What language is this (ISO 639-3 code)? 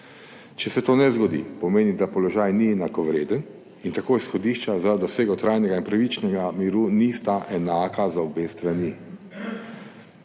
slv